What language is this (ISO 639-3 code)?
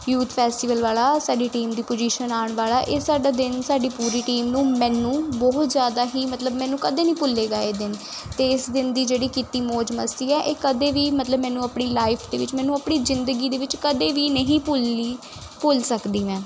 pan